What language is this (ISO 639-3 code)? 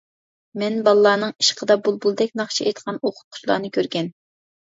uig